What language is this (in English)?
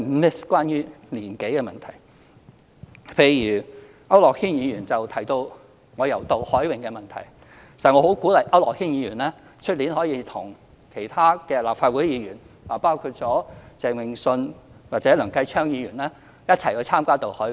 Cantonese